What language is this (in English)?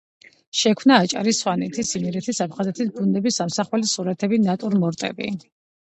Georgian